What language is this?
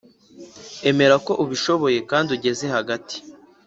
Kinyarwanda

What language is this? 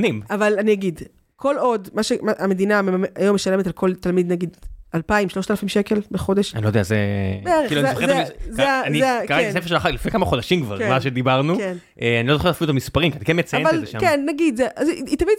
Hebrew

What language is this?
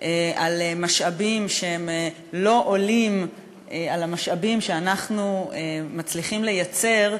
Hebrew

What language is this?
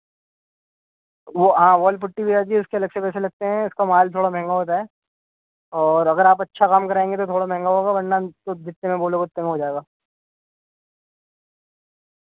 Urdu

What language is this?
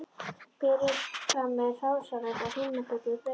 Icelandic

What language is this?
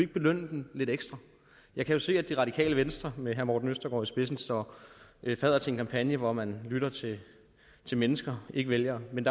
Danish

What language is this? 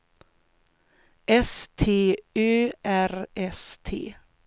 Swedish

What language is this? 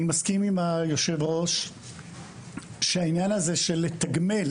Hebrew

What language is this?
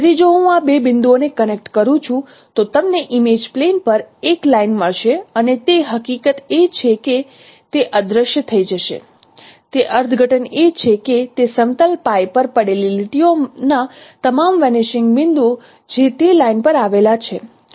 Gujarati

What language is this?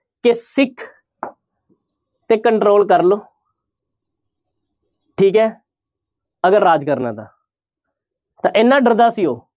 Punjabi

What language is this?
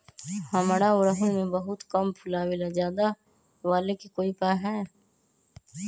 Magahi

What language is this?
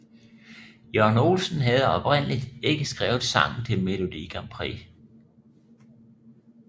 Danish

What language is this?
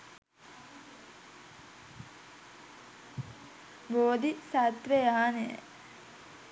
Sinhala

